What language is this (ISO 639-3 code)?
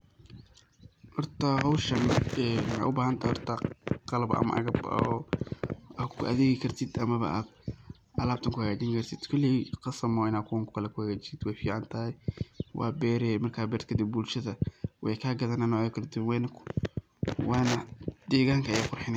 som